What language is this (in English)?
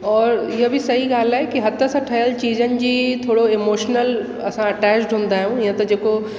Sindhi